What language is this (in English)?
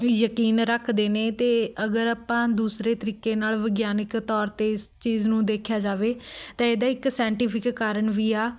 Punjabi